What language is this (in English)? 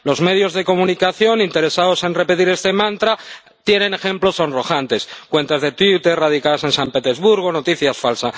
Spanish